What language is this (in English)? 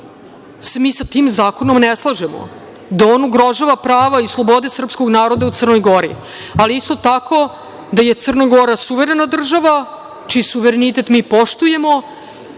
Serbian